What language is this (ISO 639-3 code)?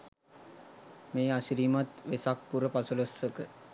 sin